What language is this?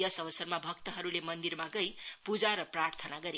Nepali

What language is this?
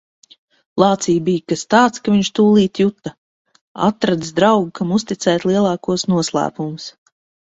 Latvian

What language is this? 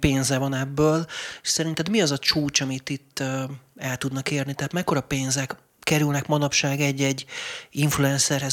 Hungarian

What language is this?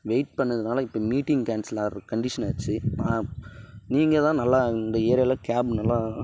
Tamil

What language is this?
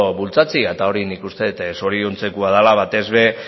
Basque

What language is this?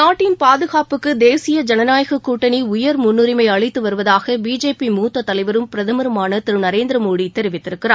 Tamil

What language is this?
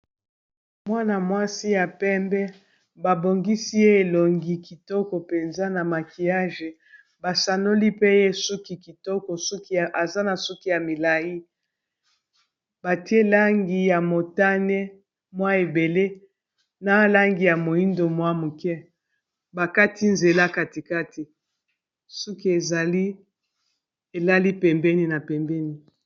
Lingala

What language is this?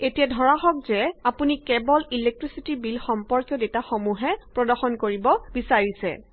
Assamese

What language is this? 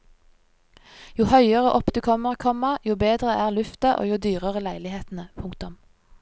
Norwegian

